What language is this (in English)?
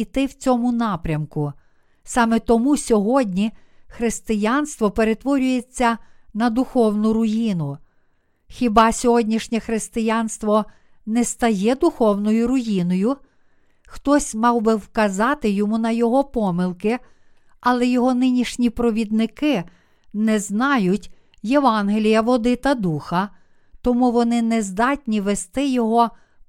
Ukrainian